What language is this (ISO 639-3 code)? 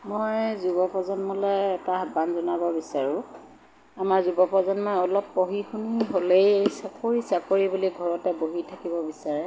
asm